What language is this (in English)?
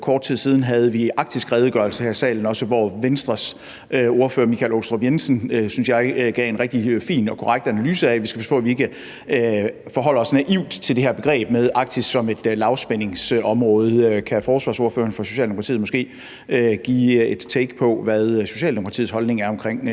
Danish